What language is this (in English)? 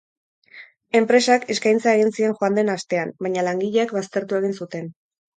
Basque